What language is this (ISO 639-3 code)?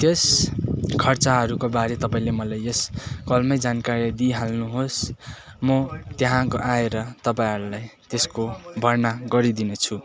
nep